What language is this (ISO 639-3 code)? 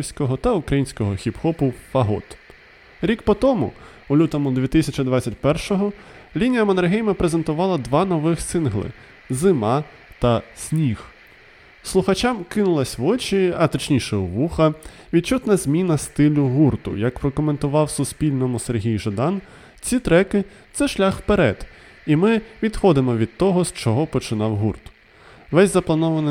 ukr